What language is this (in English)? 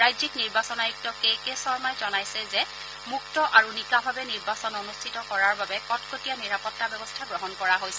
Assamese